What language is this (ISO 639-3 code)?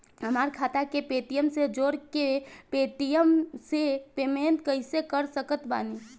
bho